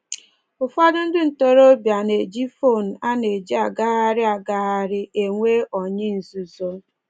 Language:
Igbo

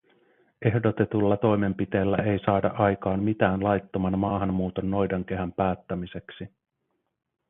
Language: Finnish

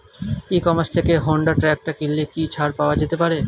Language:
Bangla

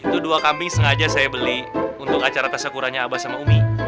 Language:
Indonesian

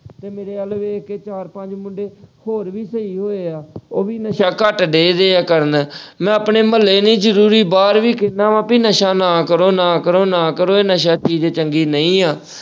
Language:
Punjabi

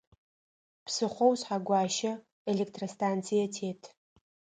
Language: Adyghe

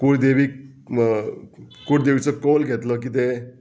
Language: Konkani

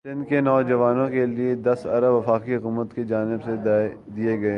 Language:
Urdu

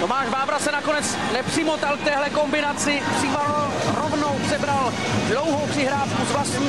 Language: Czech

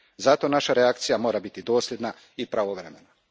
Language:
Croatian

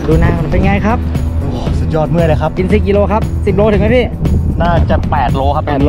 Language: Thai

